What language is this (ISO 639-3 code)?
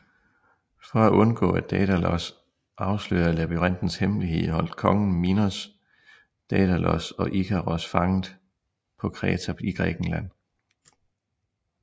dan